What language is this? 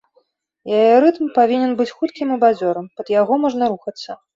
Belarusian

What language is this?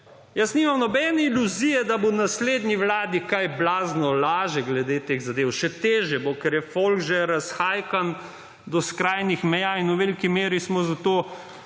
Slovenian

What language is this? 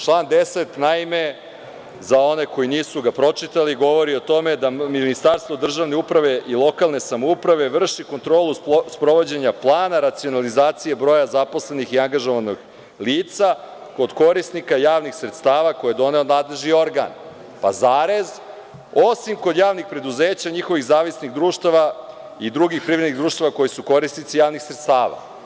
Serbian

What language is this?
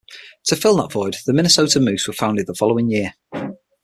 English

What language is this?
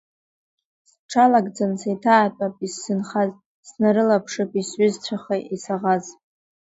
Abkhazian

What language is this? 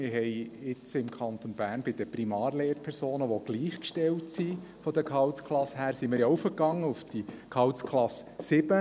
Swiss German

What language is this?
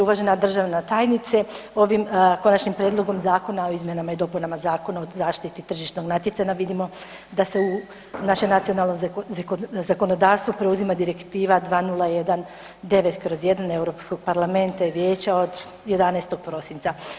Croatian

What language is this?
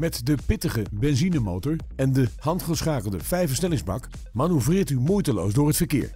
Dutch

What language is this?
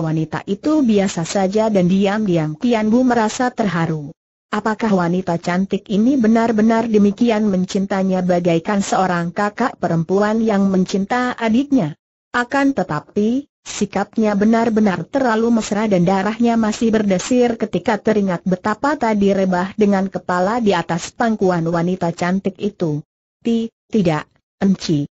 Indonesian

